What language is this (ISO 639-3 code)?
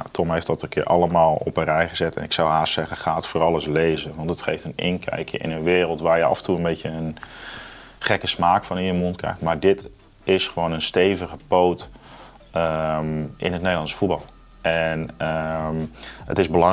nld